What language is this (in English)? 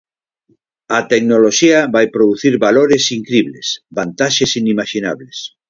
Galician